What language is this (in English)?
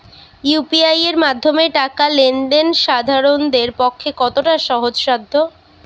Bangla